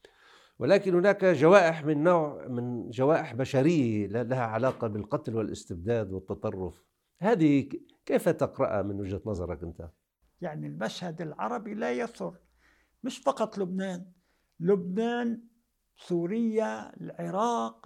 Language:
Arabic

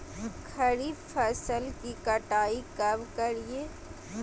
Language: Magahi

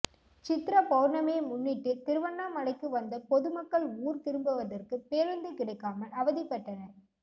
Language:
Tamil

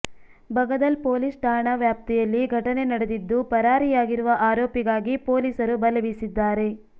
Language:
Kannada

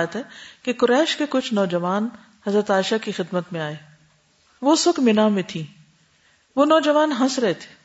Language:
Urdu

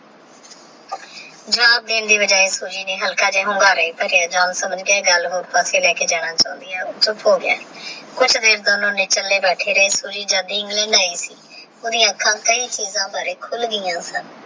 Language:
Punjabi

